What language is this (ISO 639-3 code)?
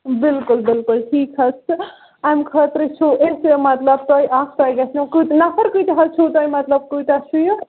kas